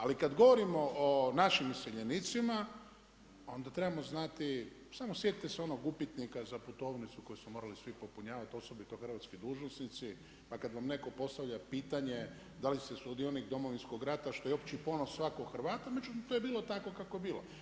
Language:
Croatian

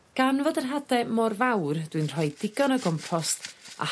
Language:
Welsh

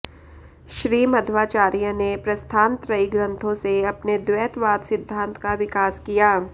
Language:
Sanskrit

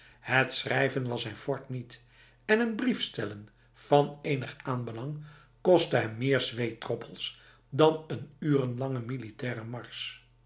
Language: Dutch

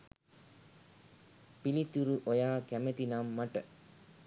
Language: Sinhala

